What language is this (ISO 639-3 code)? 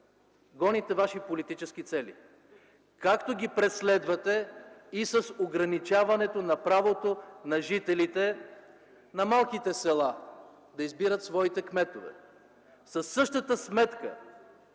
bul